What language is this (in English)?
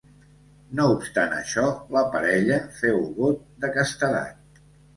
Catalan